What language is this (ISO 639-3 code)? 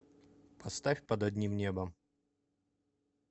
rus